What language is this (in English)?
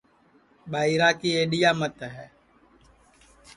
Sansi